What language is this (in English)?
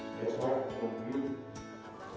Indonesian